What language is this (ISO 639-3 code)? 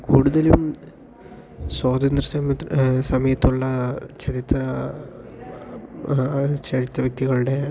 mal